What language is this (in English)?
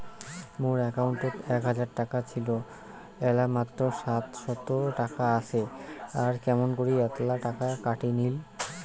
Bangla